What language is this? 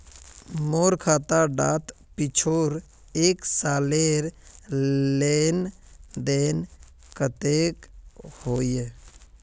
Magahi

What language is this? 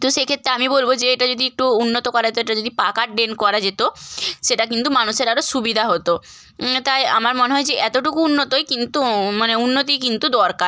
Bangla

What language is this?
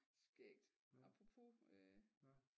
Danish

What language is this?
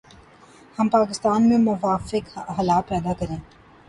Urdu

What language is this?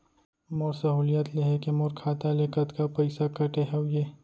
Chhattisgarhi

